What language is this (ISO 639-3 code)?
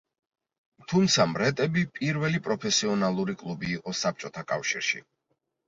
kat